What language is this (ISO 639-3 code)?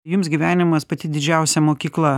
lit